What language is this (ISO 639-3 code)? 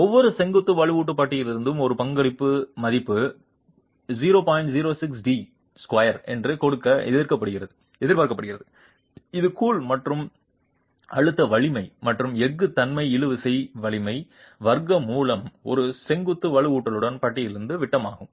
tam